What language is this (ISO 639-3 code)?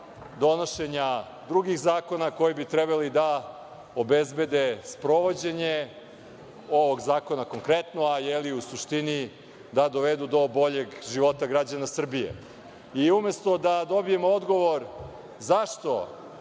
srp